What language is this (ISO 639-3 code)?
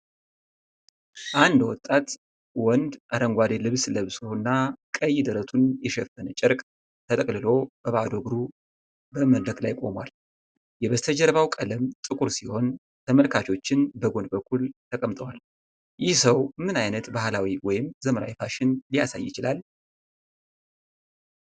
amh